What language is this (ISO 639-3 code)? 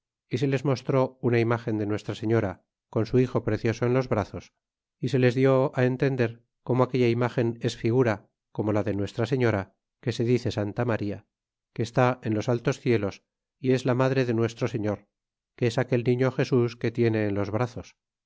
spa